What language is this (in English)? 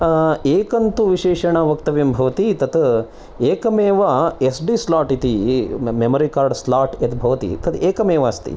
Sanskrit